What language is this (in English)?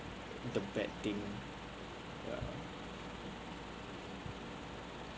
English